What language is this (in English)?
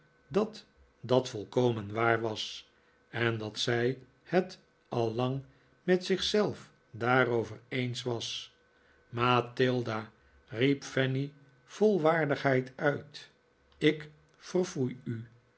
Dutch